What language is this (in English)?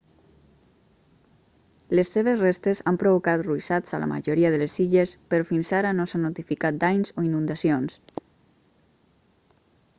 Catalan